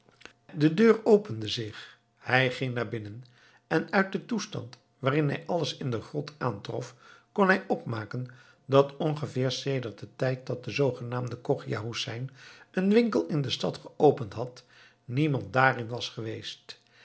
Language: Dutch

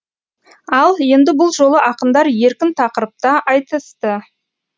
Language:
Kazakh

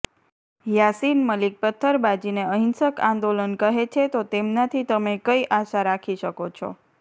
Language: Gujarati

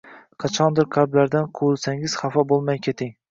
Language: Uzbek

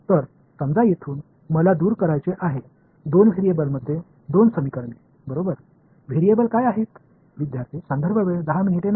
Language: Tamil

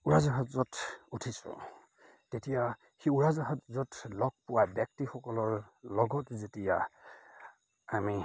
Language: Assamese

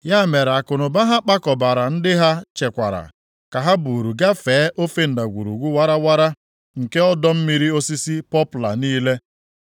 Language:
Igbo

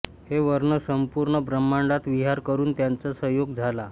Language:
Marathi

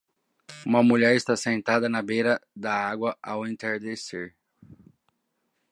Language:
Portuguese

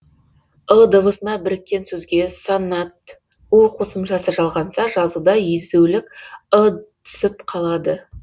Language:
Kazakh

